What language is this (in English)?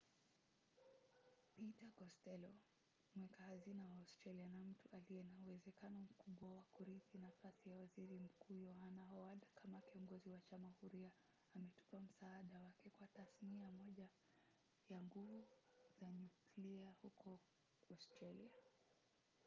Swahili